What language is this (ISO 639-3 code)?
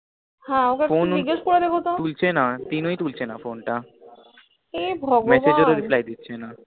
ben